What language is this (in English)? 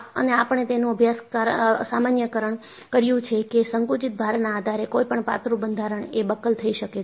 Gujarati